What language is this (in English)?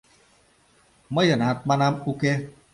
Mari